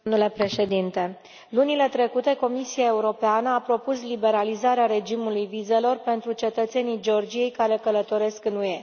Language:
Romanian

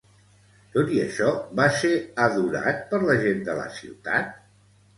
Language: Catalan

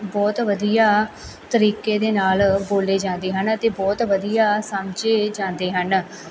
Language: Punjabi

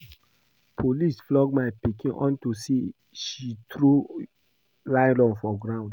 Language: Nigerian Pidgin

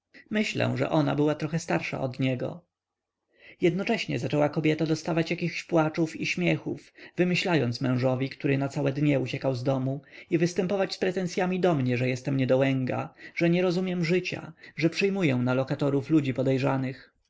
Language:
Polish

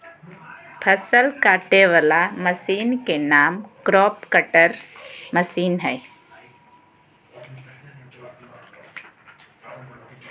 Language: Magahi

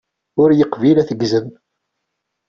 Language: Kabyle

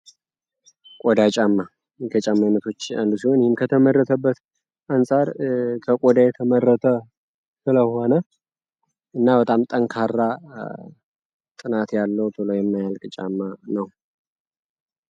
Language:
Amharic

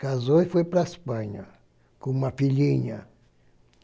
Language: Portuguese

